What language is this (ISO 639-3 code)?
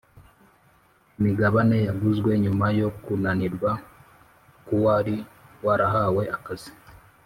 kin